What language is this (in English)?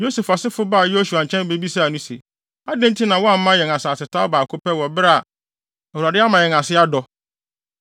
Akan